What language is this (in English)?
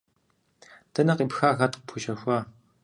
Kabardian